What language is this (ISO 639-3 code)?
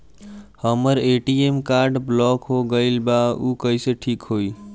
bho